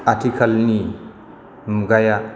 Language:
Bodo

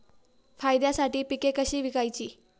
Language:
Marathi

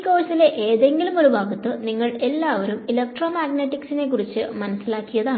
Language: Malayalam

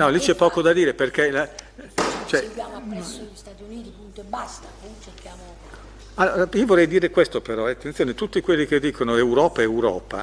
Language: Italian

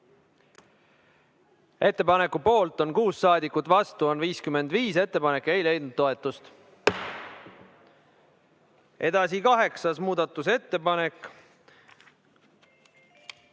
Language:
Estonian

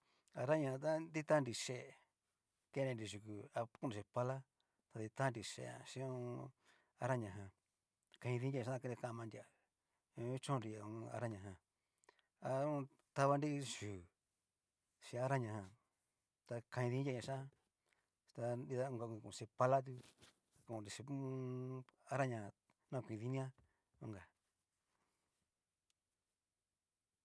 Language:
Cacaloxtepec Mixtec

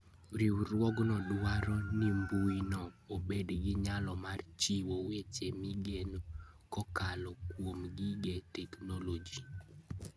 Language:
Luo (Kenya and Tanzania)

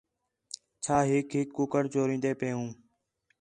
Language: Khetrani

